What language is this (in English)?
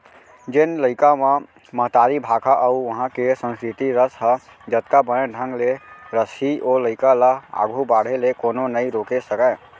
Chhattisgarhi